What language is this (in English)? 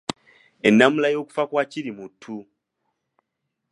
Ganda